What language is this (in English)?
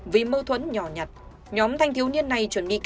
Vietnamese